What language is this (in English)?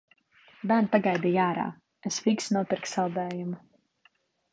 Latvian